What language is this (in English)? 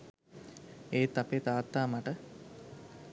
Sinhala